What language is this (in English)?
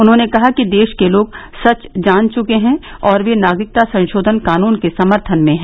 Hindi